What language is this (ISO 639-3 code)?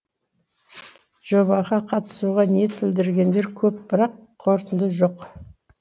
kaz